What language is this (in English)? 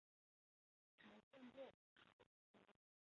Chinese